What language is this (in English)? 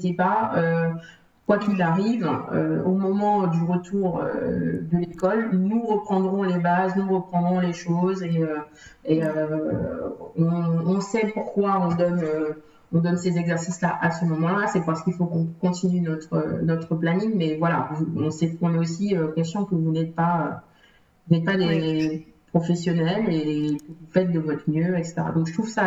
French